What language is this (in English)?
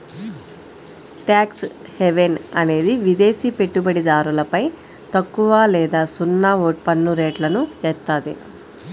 Telugu